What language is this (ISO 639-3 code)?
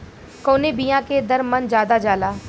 bho